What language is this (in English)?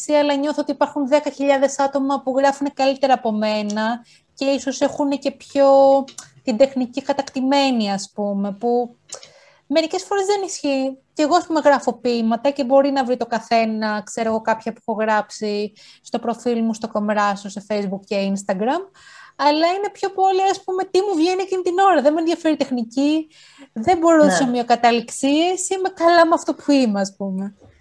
Greek